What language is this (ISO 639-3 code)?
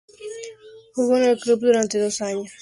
spa